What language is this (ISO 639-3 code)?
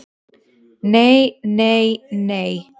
isl